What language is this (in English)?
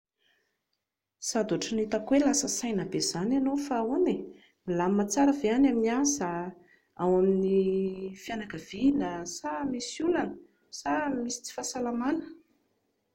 Malagasy